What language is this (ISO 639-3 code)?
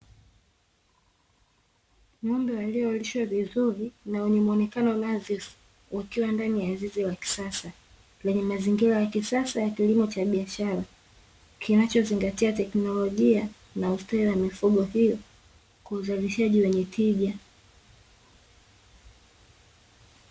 swa